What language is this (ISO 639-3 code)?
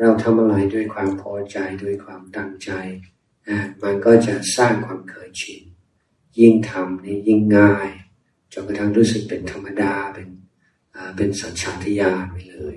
tha